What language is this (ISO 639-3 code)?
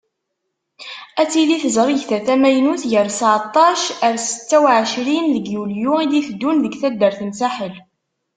kab